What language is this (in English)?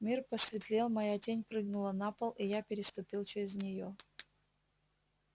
Russian